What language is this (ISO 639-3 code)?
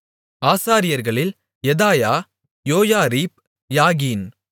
tam